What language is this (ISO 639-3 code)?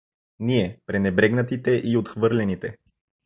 bul